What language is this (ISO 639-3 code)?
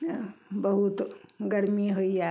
mai